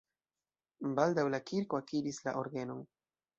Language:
Esperanto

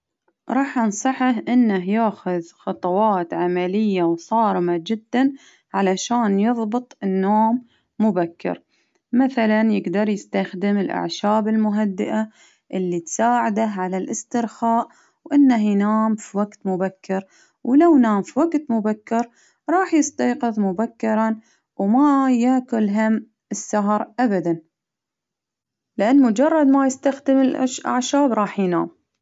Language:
Baharna Arabic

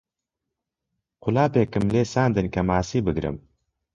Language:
Central Kurdish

